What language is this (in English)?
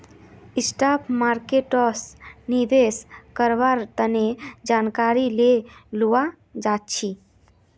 Magahi